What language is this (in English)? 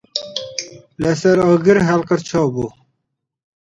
Central Kurdish